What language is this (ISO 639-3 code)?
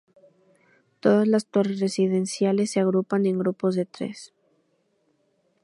spa